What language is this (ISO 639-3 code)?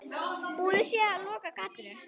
isl